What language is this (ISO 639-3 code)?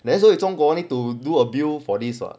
eng